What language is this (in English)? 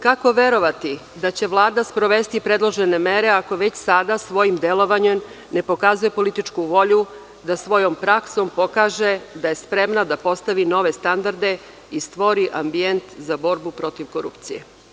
Serbian